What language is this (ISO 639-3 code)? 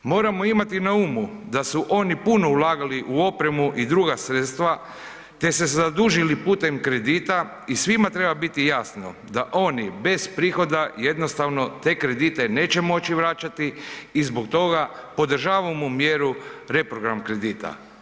hrv